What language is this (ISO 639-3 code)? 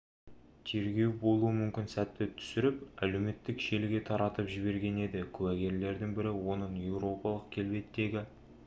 kaz